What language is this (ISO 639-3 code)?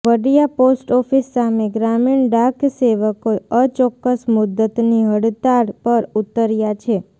guj